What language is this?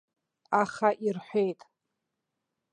Abkhazian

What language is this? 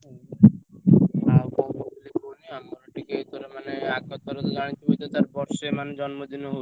Odia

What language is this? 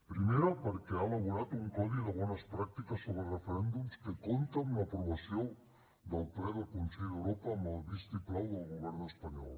Catalan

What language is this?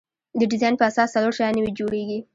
Pashto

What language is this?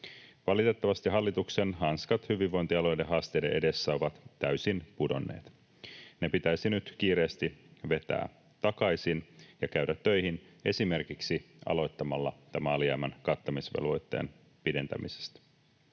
Finnish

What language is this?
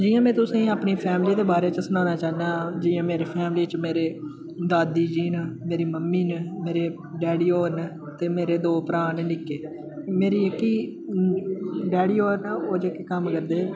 Dogri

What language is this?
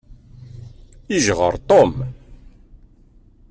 Kabyle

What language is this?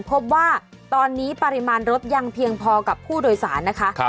Thai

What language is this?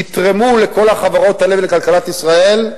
Hebrew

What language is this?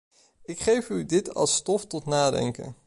Dutch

